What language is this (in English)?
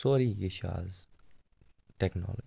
Kashmiri